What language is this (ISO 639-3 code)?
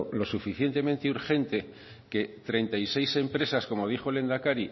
spa